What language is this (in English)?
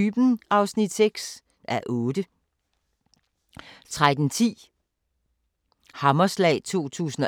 Danish